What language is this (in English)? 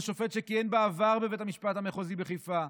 Hebrew